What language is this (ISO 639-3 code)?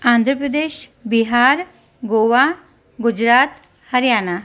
snd